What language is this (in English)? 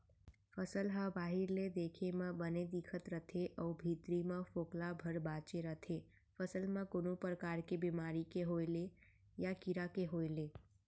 Chhattisgarhi